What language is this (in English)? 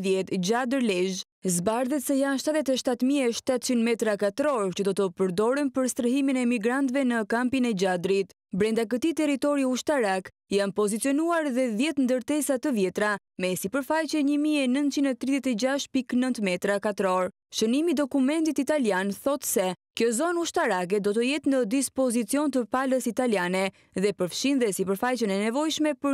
Romanian